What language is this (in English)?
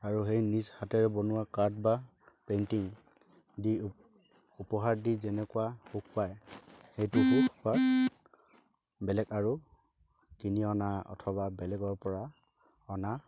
Assamese